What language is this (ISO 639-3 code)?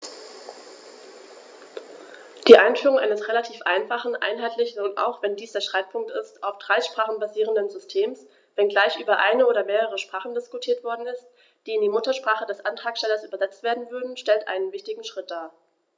deu